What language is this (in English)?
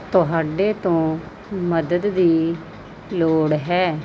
Punjabi